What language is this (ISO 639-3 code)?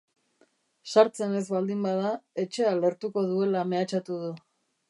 eus